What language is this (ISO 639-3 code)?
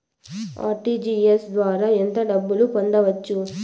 tel